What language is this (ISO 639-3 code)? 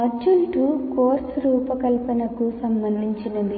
tel